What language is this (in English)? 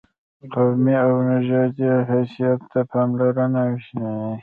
Pashto